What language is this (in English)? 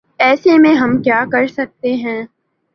Urdu